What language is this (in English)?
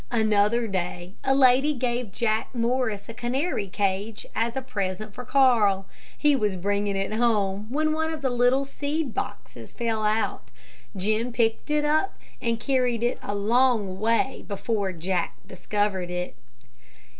English